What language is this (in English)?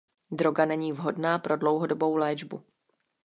Czech